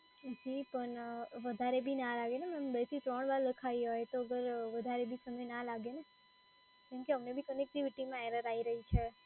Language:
Gujarati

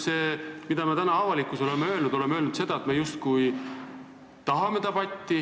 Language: Estonian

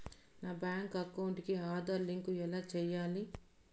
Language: Telugu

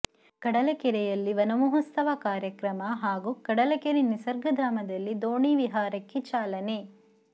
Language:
Kannada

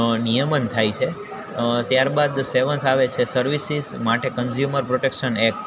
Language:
Gujarati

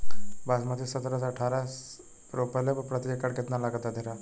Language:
Bhojpuri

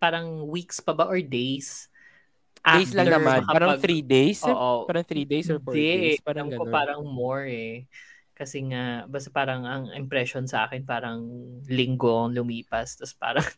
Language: Filipino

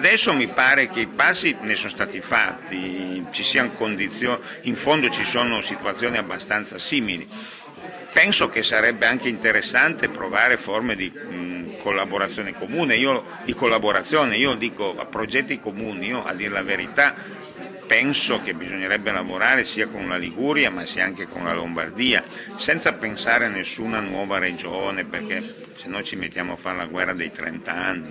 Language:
Italian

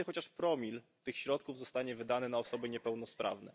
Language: Polish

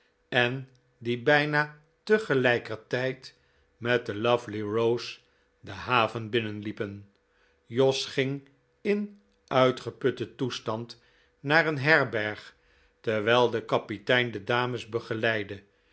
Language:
Dutch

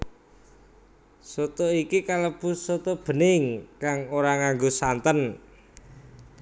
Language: Javanese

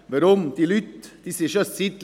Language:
Swiss German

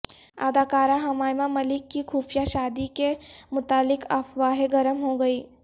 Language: Urdu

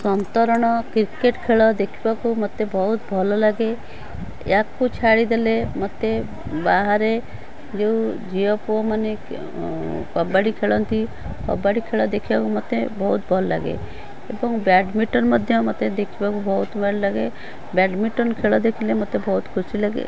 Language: Odia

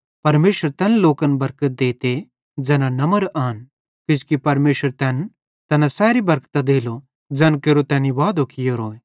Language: Bhadrawahi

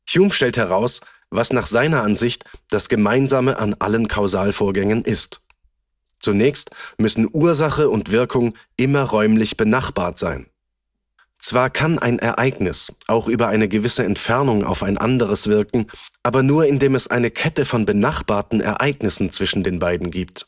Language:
German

